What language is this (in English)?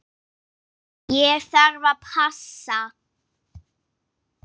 Icelandic